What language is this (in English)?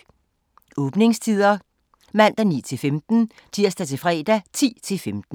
Danish